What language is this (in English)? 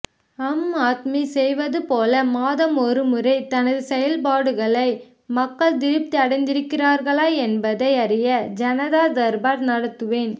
Tamil